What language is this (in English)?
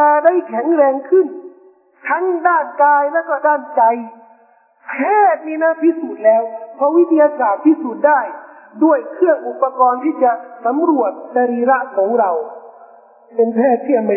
Thai